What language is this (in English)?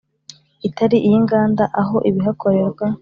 Kinyarwanda